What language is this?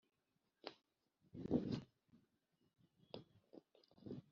Kinyarwanda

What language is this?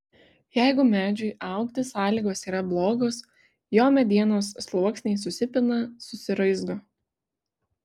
Lithuanian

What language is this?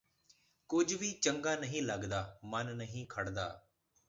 Punjabi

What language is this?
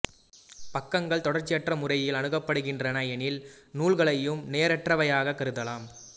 Tamil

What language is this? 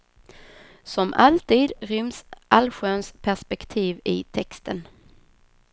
Swedish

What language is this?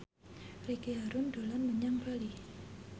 Javanese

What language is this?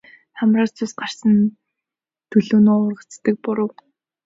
Mongolian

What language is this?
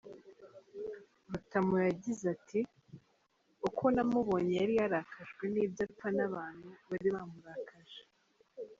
Kinyarwanda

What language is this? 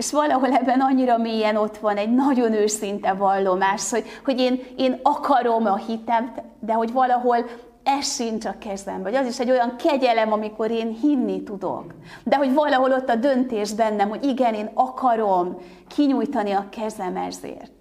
Hungarian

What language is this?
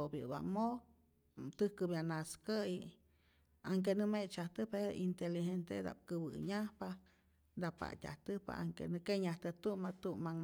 Rayón Zoque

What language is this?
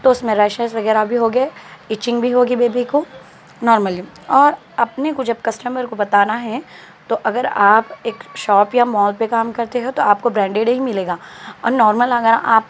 Urdu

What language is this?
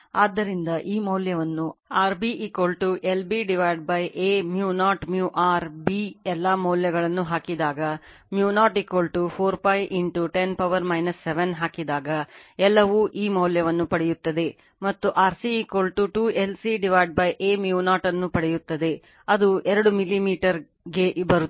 Kannada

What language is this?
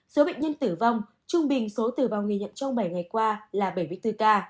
Vietnamese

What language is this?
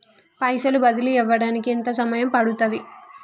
Telugu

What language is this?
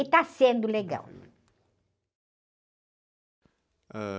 Portuguese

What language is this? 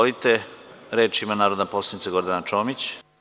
Serbian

